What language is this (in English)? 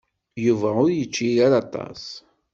Kabyle